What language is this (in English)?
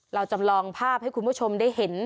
Thai